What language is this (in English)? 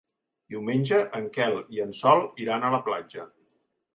Catalan